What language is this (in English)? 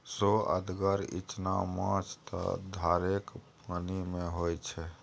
Maithili